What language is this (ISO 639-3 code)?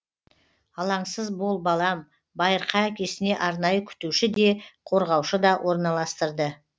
kaz